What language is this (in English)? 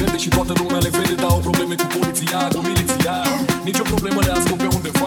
Romanian